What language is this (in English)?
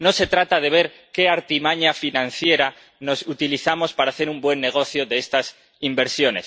Spanish